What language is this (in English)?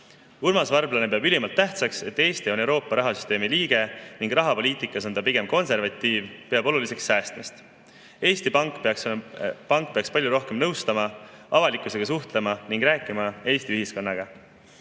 Estonian